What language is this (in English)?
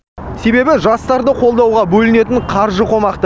Kazakh